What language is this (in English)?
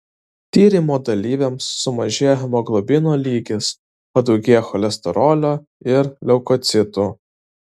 Lithuanian